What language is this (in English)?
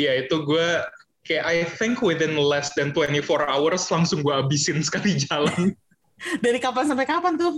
Indonesian